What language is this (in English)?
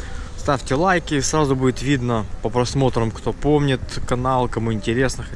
Russian